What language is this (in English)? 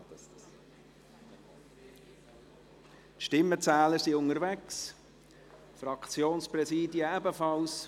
Swiss German